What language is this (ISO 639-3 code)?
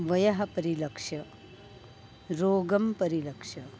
san